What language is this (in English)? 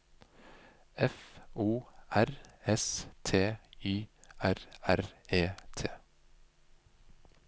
Norwegian